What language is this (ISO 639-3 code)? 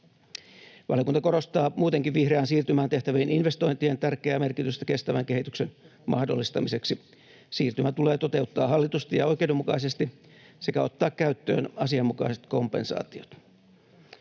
fin